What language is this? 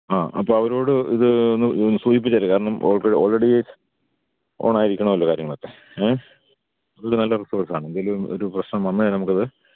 Malayalam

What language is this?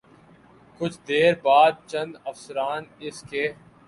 Urdu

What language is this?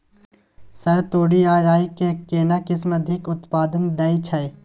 Maithili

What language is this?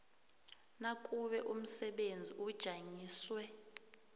South Ndebele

